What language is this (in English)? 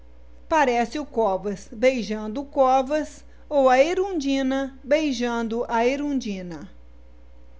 Portuguese